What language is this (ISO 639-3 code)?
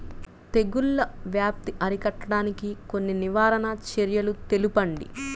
tel